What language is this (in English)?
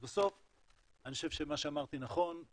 Hebrew